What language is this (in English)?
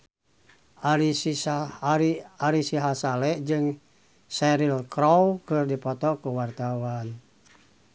Sundanese